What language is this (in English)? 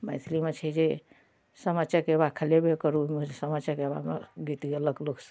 Maithili